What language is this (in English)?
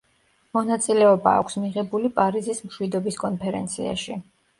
Georgian